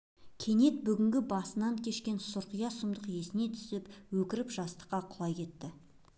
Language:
Kazakh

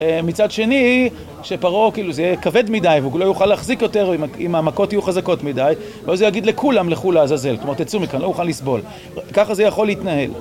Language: Hebrew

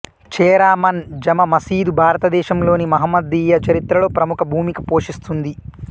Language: Telugu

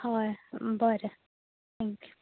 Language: Konkani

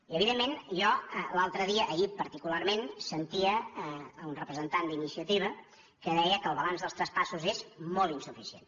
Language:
Catalan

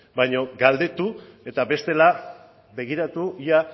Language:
Basque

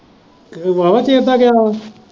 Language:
Punjabi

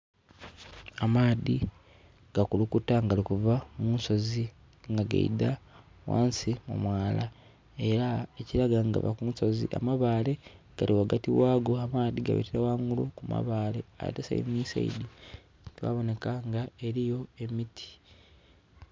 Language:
Soga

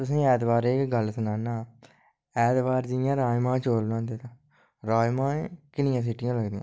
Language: Dogri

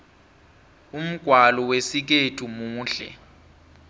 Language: South Ndebele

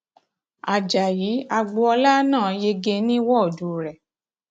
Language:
Yoruba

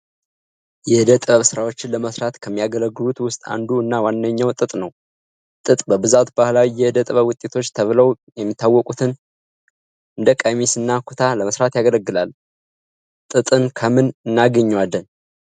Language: Amharic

